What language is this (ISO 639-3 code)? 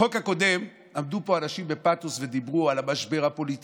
heb